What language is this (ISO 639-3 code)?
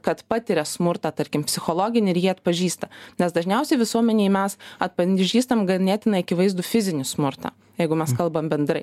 lit